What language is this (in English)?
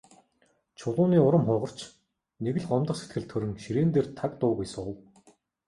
Mongolian